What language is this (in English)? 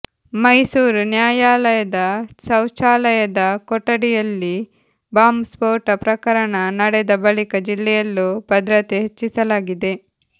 Kannada